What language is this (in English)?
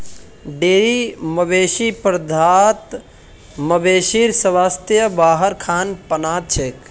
Magahi